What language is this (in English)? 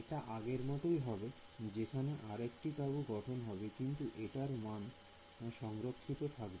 Bangla